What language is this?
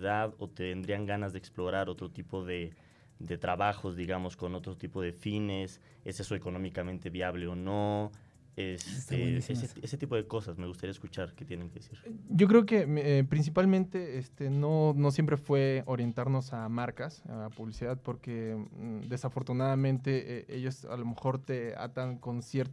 Spanish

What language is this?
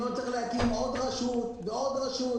Hebrew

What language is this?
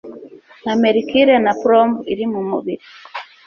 Kinyarwanda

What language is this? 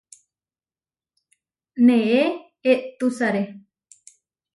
Huarijio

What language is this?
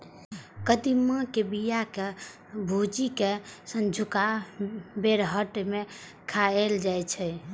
Maithili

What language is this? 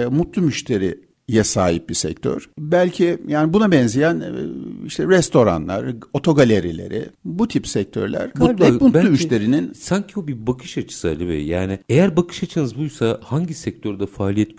Turkish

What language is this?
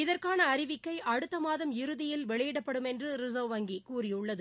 Tamil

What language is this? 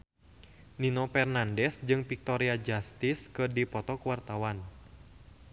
Sundanese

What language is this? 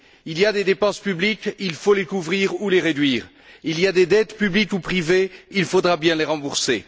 French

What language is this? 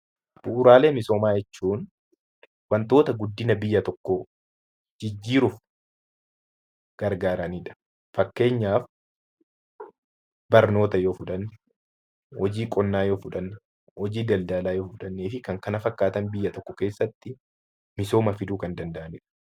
Oromo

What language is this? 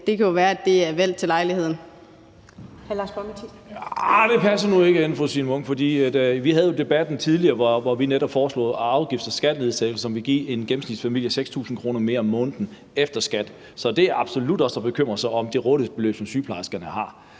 Danish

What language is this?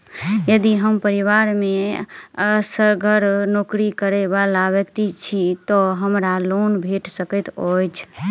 Maithili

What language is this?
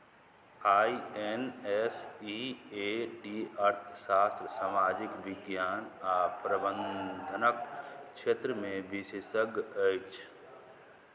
Maithili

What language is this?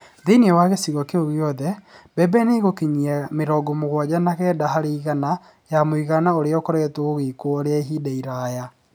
Kikuyu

